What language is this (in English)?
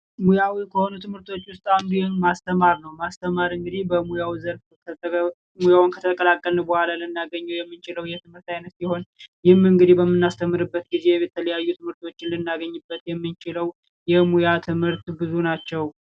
Amharic